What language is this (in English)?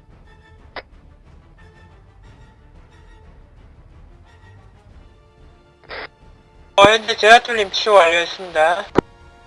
Korean